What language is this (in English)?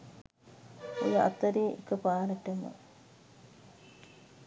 Sinhala